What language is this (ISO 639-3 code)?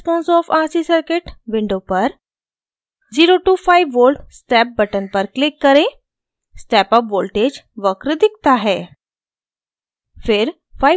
hin